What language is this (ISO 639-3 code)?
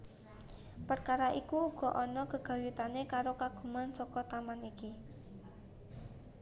jav